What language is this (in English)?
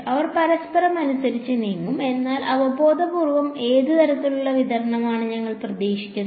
Malayalam